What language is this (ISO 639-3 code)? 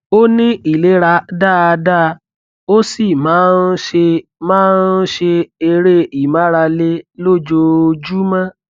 yor